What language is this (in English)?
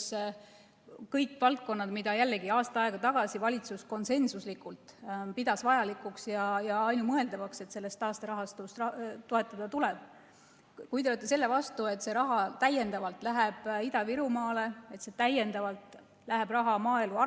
Estonian